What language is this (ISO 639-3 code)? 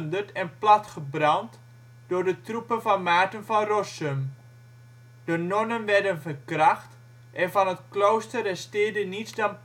nld